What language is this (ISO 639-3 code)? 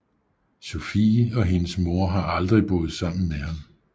dan